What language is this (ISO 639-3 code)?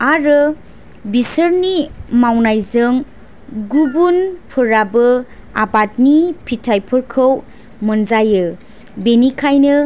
brx